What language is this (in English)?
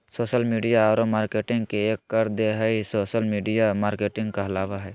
Magahi